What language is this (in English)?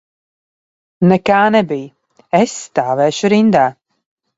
Latvian